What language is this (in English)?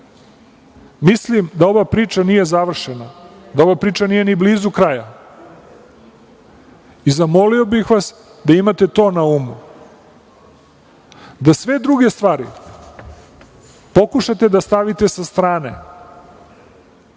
Serbian